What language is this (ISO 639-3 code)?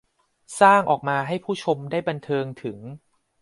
tha